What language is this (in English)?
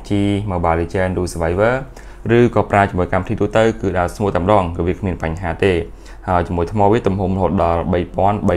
Thai